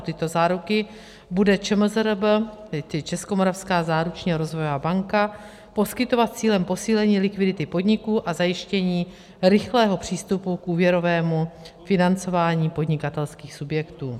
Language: Czech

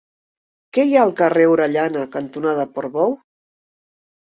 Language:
Catalan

